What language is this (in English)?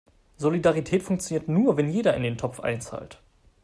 German